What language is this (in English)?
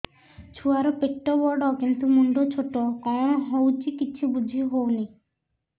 Odia